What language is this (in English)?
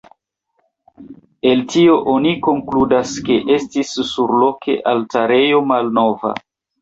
Esperanto